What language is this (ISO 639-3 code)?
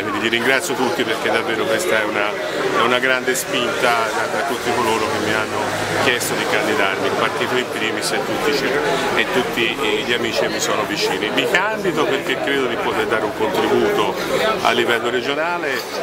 ita